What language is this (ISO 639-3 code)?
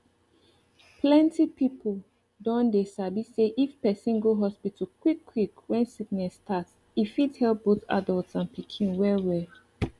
pcm